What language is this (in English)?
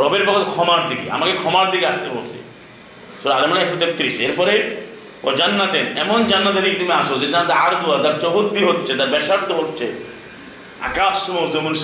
Bangla